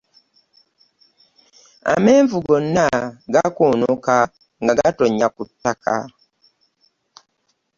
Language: Ganda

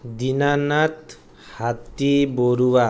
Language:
Assamese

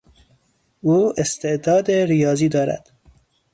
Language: Persian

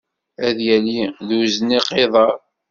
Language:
Kabyle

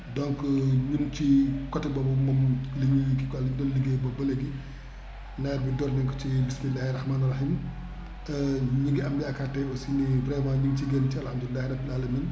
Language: Wolof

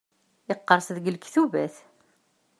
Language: Kabyle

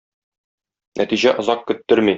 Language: Tatar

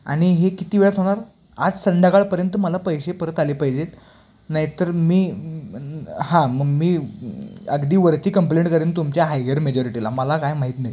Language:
Marathi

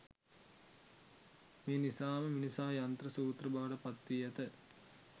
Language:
Sinhala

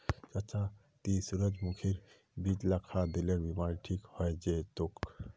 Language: Magahi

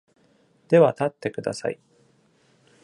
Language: Japanese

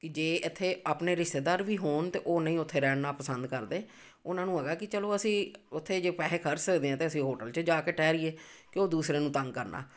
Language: Punjabi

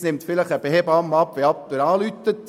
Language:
Swiss German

